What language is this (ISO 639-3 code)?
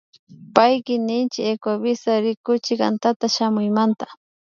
qvi